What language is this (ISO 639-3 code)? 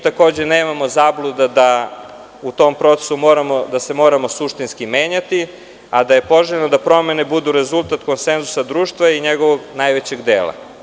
srp